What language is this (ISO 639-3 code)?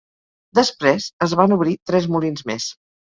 cat